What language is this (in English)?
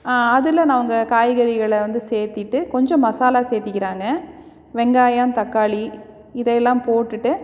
Tamil